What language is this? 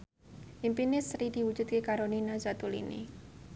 Javanese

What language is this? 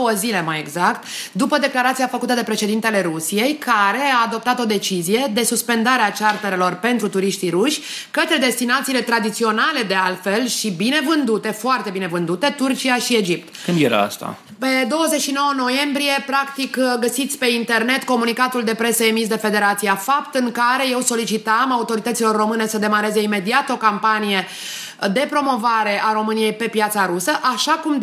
Romanian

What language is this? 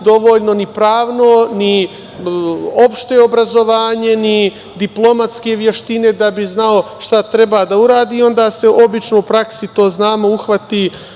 Serbian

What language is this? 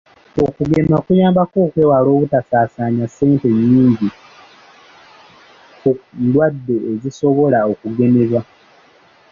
Ganda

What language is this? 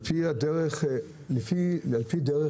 Hebrew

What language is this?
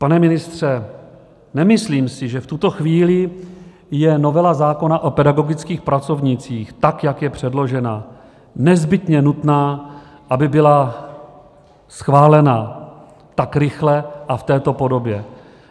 Czech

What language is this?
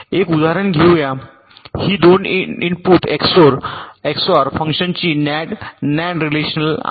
Marathi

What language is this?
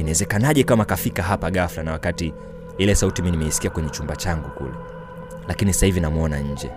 Swahili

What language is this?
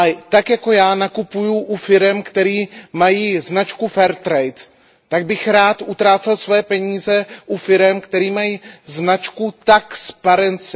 Czech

